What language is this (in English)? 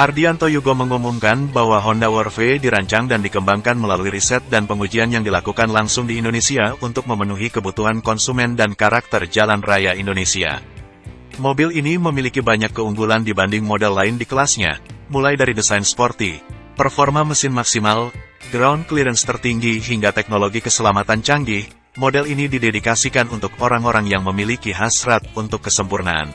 Indonesian